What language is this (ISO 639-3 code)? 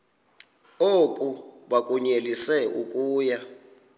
xho